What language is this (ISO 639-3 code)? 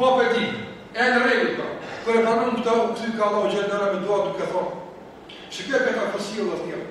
ukr